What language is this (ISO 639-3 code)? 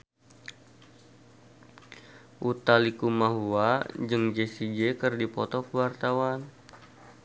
sun